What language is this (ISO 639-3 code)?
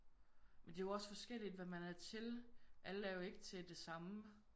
dan